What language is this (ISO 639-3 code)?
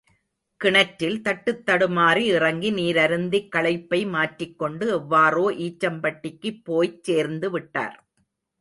tam